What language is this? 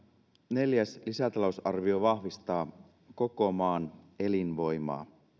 Finnish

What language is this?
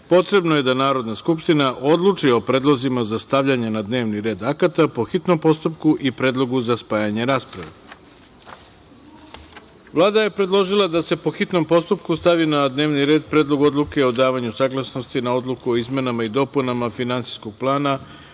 Serbian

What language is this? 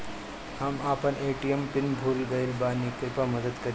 Bhojpuri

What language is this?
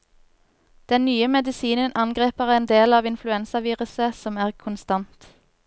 Norwegian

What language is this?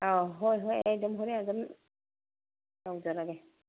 Manipuri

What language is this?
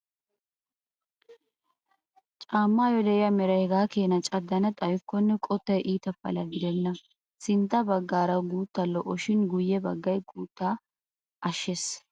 Wolaytta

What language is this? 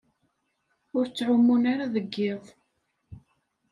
Kabyle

